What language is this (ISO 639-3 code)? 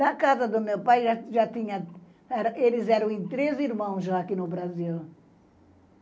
por